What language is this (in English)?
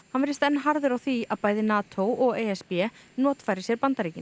Icelandic